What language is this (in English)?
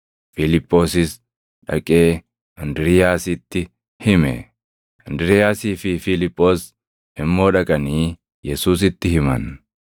Oromo